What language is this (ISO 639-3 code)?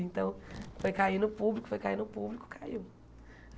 por